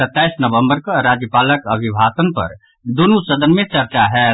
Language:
Maithili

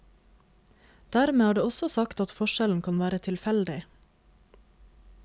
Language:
Norwegian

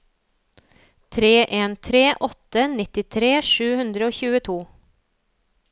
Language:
Norwegian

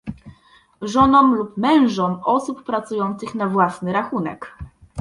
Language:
Polish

